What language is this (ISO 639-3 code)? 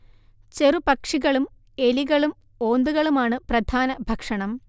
mal